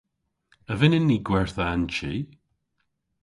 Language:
Cornish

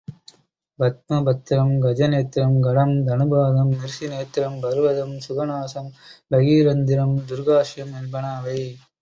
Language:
Tamil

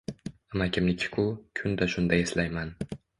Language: Uzbek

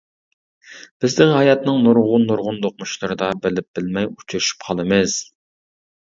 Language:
Uyghur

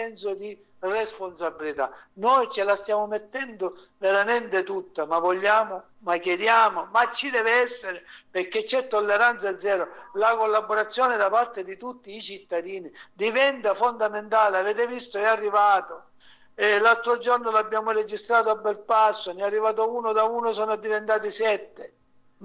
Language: Italian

